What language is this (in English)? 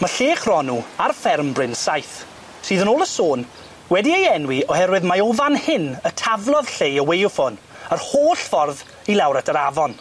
Welsh